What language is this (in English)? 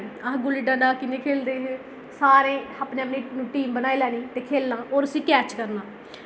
Dogri